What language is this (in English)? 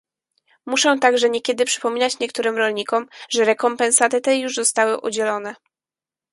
Polish